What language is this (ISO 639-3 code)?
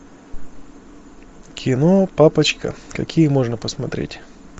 rus